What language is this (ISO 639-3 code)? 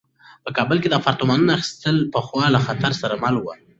pus